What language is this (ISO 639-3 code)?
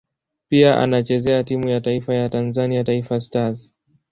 swa